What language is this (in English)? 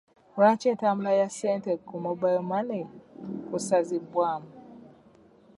Ganda